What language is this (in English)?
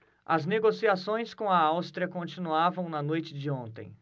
Portuguese